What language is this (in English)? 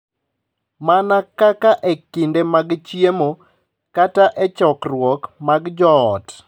Luo (Kenya and Tanzania)